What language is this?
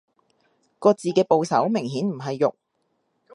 Cantonese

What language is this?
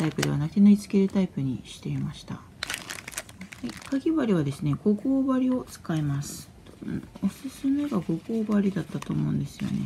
Japanese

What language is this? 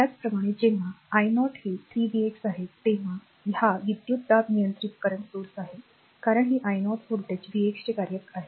Marathi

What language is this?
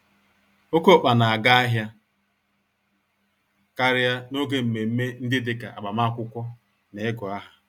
Igbo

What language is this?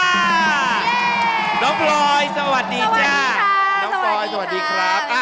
Thai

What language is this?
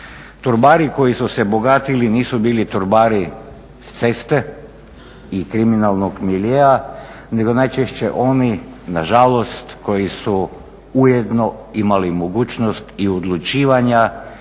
Croatian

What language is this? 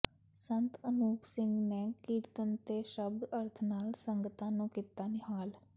Punjabi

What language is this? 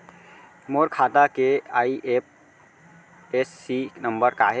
Chhattisgarhi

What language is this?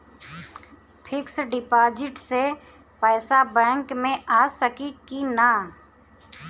Bhojpuri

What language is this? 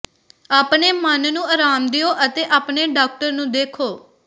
Punjabi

